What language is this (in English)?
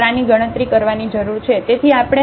Gujarati